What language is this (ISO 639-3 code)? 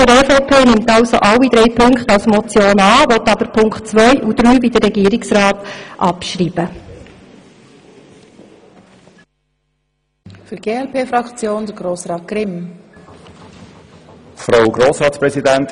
gsw